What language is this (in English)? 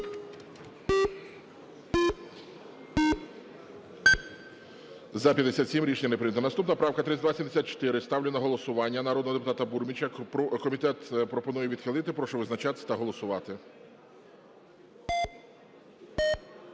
Ukrainian